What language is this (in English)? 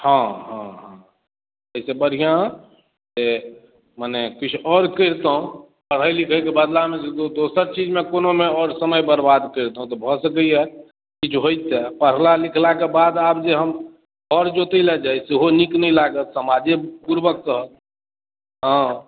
Maithili